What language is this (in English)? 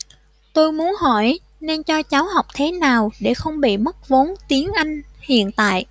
Vietnamese